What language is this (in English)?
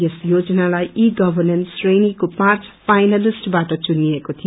Nepali